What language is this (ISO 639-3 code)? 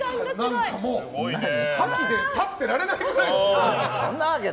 jpn